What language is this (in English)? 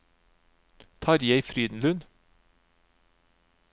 Norwegian